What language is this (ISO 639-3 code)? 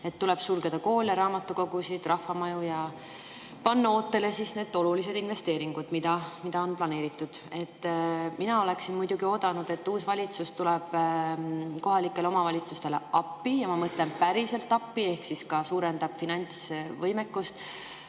est